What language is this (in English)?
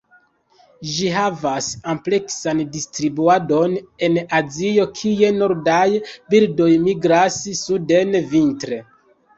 Esperanto